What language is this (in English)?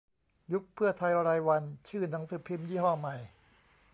Thai